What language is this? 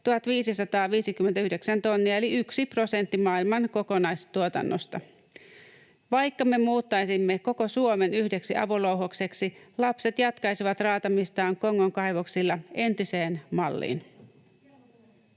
Finnish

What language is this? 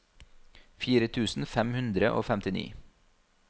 Norwegian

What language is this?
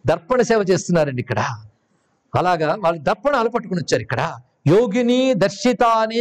Telugu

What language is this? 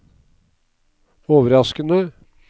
Norwegian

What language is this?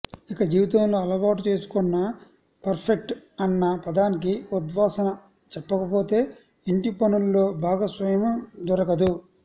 Telugu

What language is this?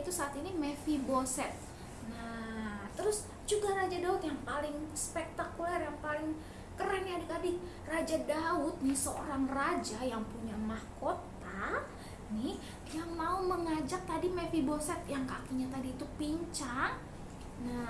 Indonesian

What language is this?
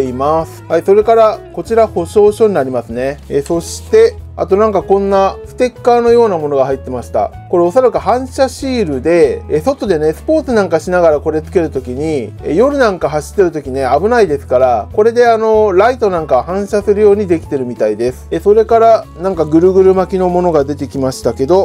Japanese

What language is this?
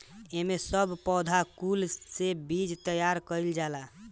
Bhojpuri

